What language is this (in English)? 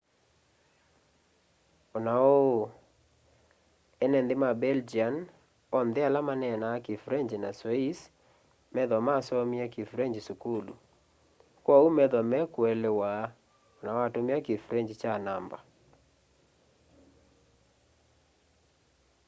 Kamba